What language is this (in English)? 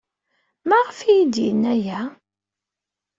Kabyle